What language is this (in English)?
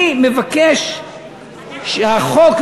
Hebrew